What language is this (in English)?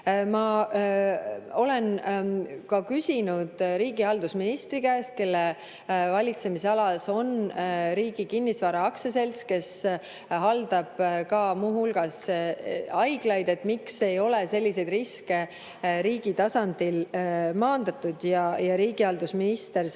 Estonian